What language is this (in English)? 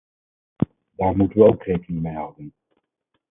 Dutch